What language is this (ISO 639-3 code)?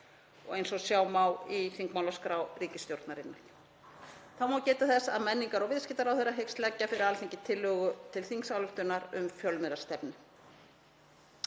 isl